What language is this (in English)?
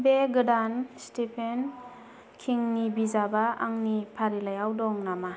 Bodo